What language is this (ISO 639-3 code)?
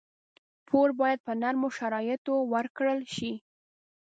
pus